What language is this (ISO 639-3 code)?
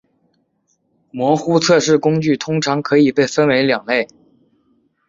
zho